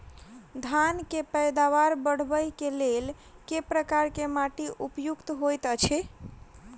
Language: Maithili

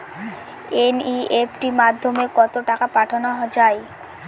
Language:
Bangla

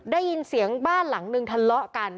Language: Thai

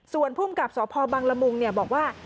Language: Thai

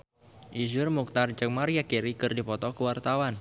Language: Sundanese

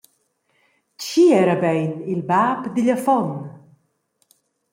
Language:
Romansh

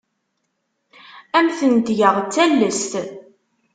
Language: Kabyle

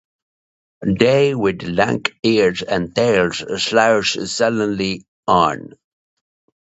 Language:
English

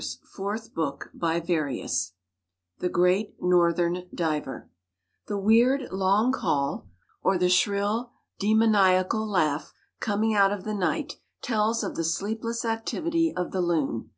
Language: English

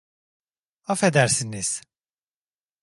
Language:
Turkish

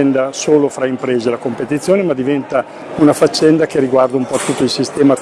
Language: Italian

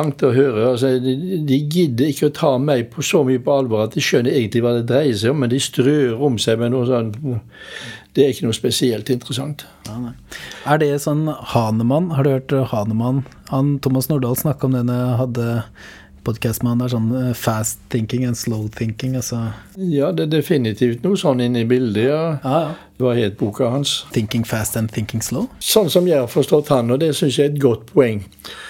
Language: English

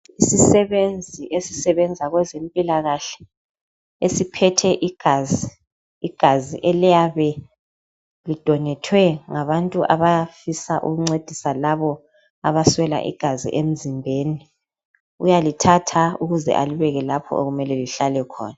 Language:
North Ndebele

